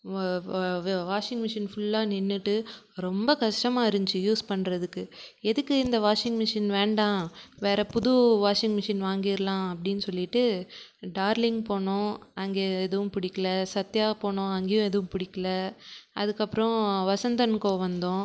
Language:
Tamil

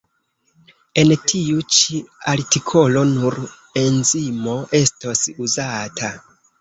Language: Esperanto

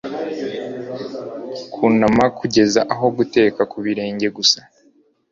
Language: Kinyarwanda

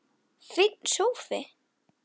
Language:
Icelandic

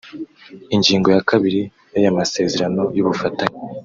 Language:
Kinyarwanda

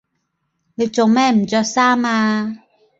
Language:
Cantonese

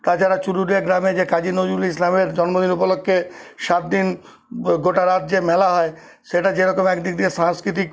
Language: Bangla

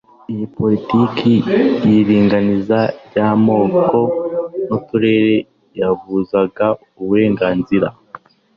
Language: Kinyarwanda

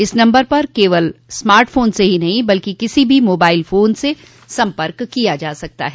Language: Hindi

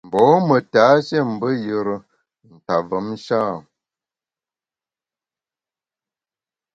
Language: Bamun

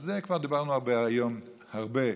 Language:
Hebrew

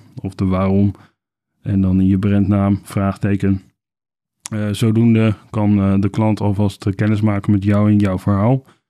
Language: Dutch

